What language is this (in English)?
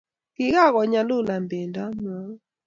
Kalenjin